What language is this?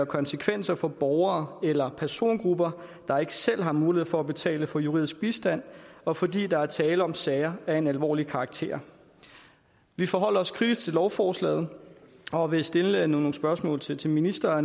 Danish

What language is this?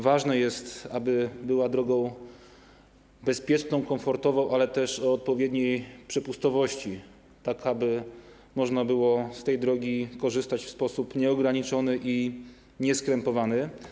Polish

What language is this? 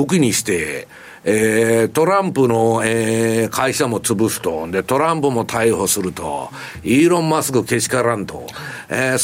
Japanese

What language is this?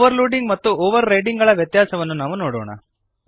Kannada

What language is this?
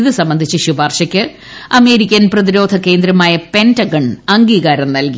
Malayalam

